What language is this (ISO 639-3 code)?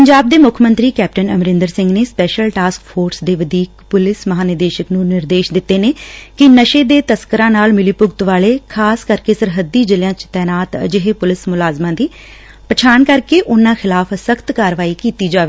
pan